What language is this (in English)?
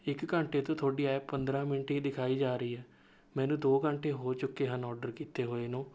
Punjabi